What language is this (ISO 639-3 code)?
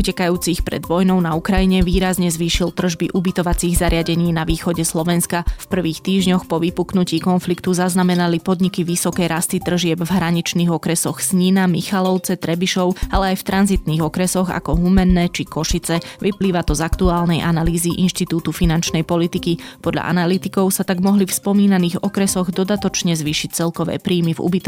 slk